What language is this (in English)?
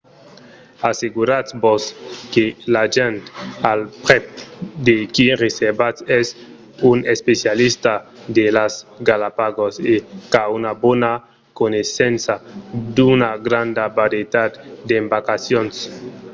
Occitan